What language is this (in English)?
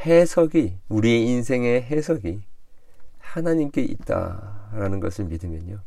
Korean